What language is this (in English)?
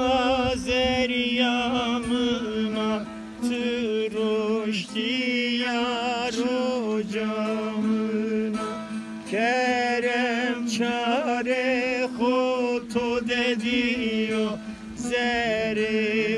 Romanian